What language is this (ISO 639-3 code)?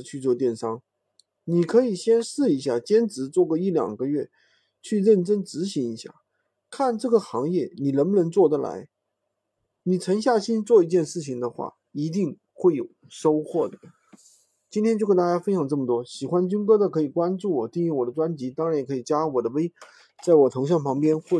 zho